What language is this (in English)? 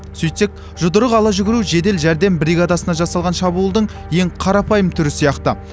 Kazakh